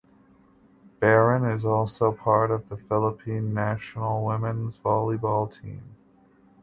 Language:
English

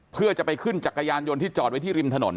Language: Thai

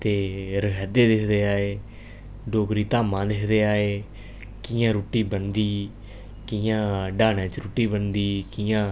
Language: Dogri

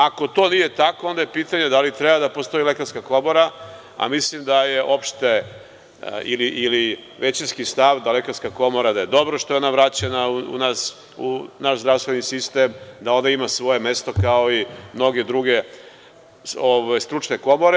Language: Serbian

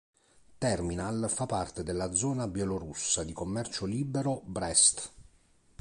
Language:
Italian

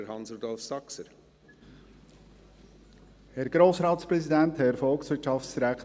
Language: Swiss German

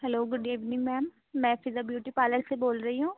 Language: Urdu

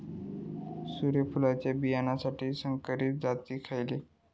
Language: Marathi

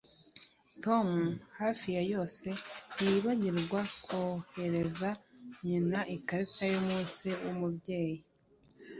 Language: Kinyarwanda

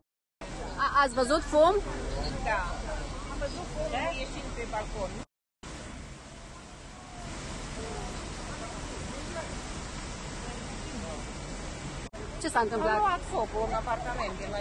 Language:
Romanian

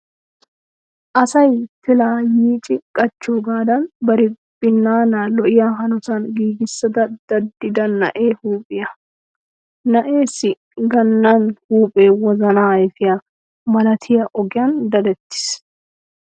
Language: Wolaytta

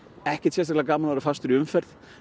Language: Icelandic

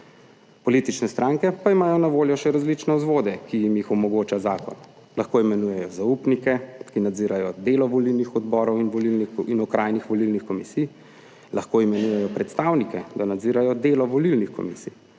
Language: Slovenian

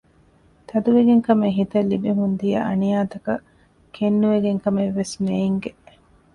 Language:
Divehi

